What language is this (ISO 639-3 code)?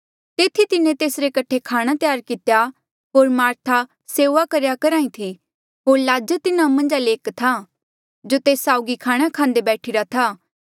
mjl